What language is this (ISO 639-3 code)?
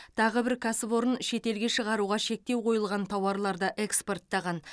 kaz